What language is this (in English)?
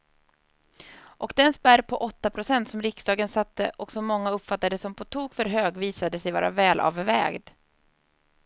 Swedish